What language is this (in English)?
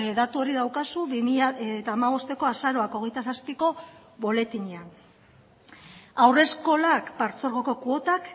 Basque